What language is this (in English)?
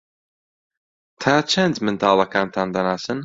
Central Kurdish